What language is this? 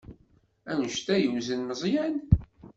Kabyle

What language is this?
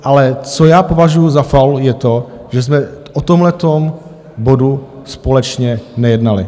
Czech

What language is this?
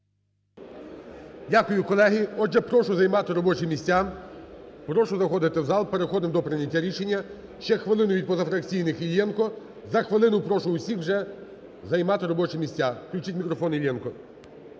Ukrainian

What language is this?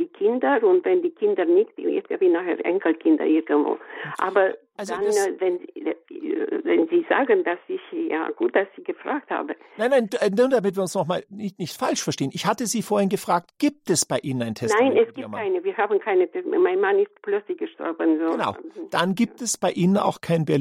German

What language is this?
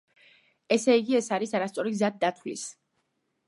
Georgian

